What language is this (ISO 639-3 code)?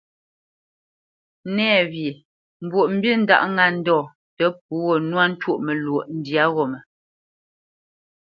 bce